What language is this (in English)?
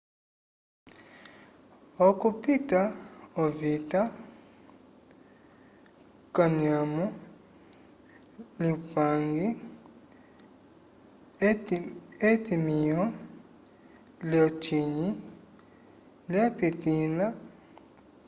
Umbundu